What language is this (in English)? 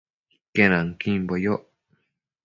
Matsés